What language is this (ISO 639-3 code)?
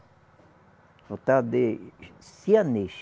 por